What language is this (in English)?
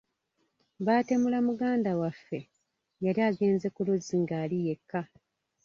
Ganda